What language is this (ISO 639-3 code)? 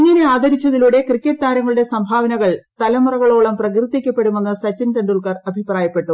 mal